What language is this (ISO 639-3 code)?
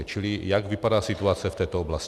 ces